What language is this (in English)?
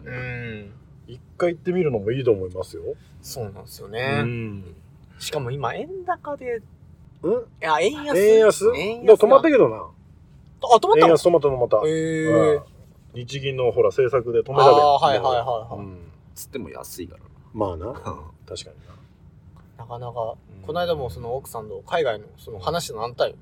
Japanese